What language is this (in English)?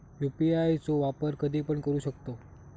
Marathi